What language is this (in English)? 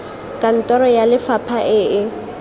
Tswana